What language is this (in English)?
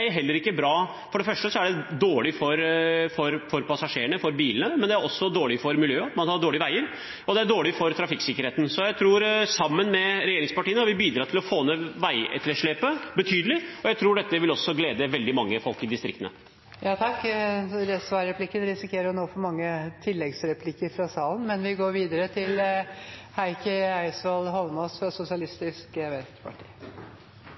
Norwegian